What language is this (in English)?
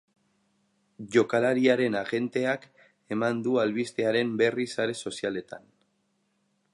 Basque